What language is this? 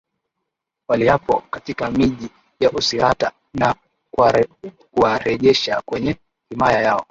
Swahili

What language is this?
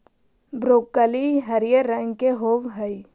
Magahi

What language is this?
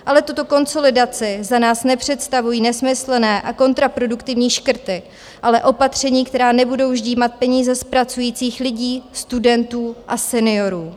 Czech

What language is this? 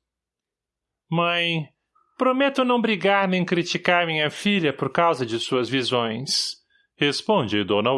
Portuguese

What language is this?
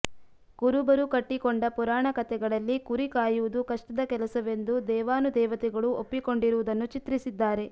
Kannada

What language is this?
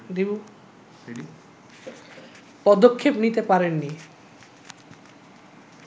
Bangla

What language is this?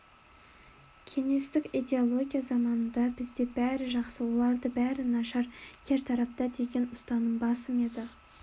Kazakh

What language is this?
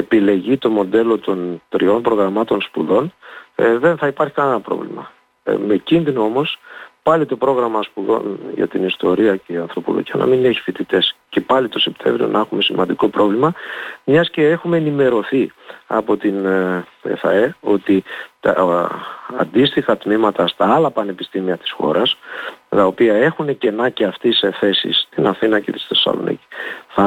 Greek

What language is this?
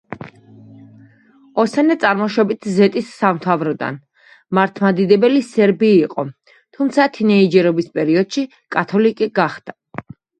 Georgian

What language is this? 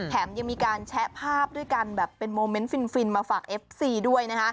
Thai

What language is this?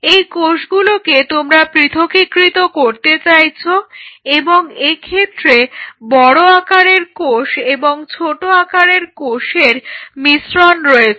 Bangla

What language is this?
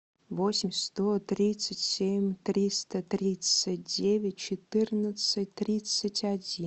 Russian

